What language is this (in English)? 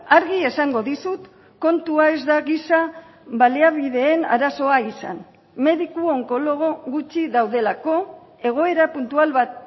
Basque